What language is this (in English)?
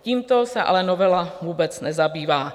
Czech